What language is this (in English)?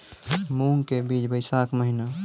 Maithili